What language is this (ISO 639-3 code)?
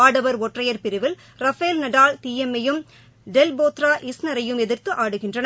tam